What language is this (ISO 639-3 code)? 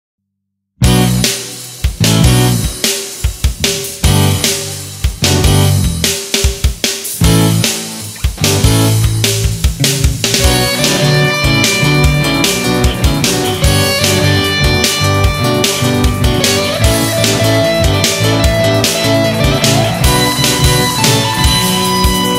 ron